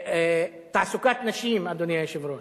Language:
Hebrew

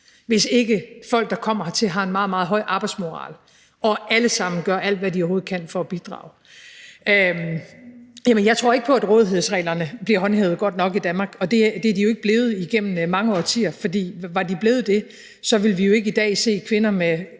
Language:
Danish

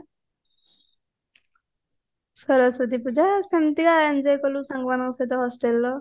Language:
Odia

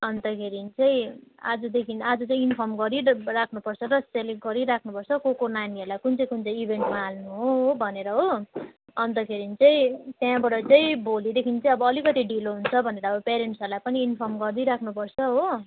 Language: Nepali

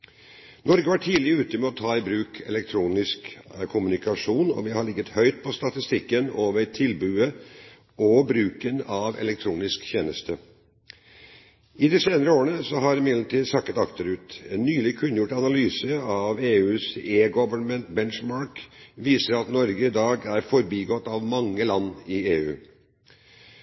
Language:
Norwegian Bokmål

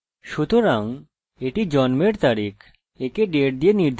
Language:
Bangla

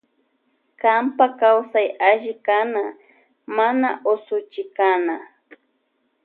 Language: Loja Highland Quichua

